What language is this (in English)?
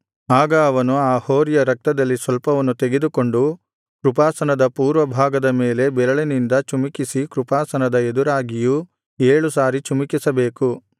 Kannada